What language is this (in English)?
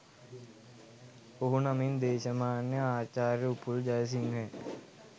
Sinhala